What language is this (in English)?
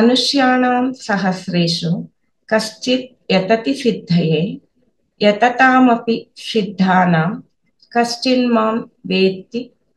Kannada